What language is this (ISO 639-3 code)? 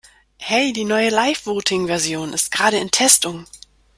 deu